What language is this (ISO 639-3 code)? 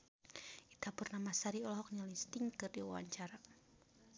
sun